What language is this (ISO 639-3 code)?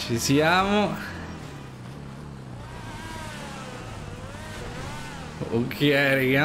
ita